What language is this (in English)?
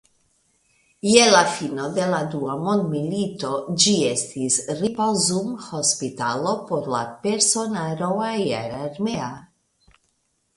Esperanto